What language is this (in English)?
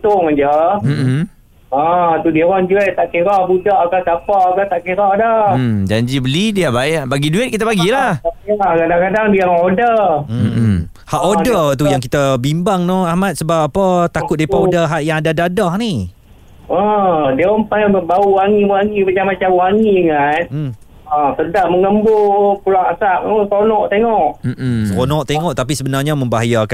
Malay